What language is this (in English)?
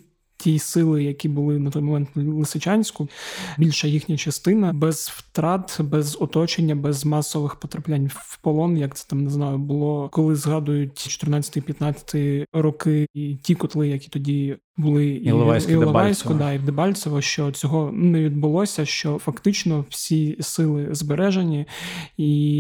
Ukrainian